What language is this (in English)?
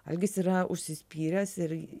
Lithuanian